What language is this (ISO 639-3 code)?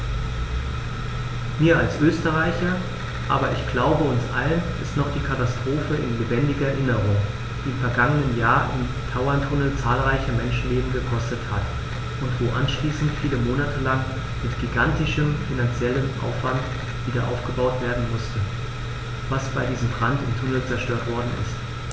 deu